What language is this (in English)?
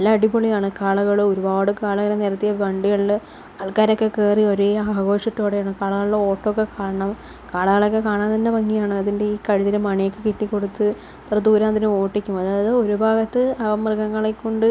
Malayalam